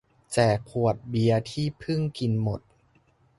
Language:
Thai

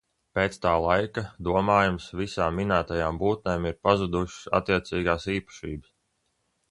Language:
Latvian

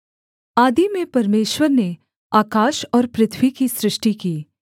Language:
Hindi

